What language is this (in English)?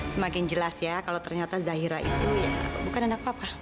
Indonesian